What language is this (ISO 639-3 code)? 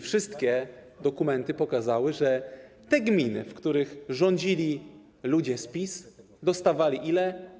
pol